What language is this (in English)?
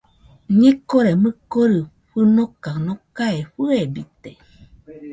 Nüpode Huitoto